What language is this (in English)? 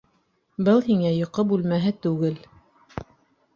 Bashkir